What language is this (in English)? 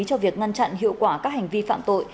Vietnamese